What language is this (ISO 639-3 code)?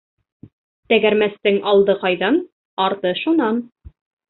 bak